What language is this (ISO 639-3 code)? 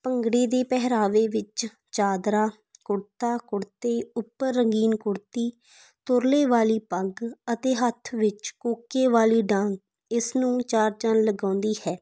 pan